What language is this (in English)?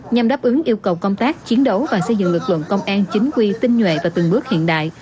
Vietnamese